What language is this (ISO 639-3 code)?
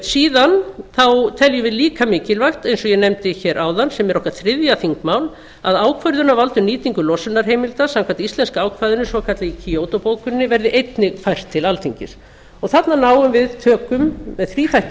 isl